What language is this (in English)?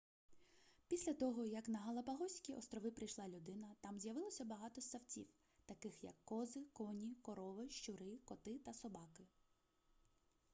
Ukrainian